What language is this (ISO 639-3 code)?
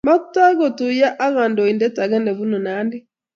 kln